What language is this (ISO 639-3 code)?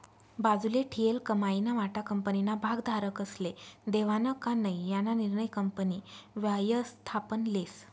mar